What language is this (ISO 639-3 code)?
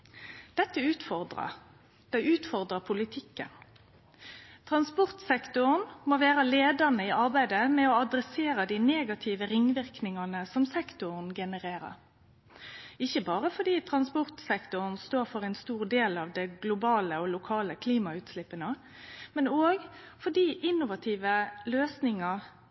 nno